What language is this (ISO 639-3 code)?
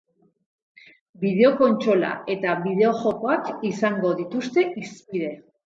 eus